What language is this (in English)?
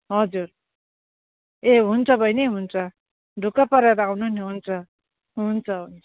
Nepali